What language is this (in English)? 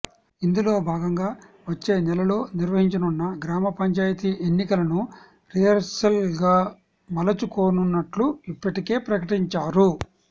Telugu